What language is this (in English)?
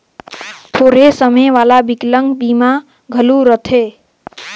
Chhattisgarhi